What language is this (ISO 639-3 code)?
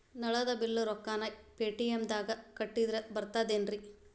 kan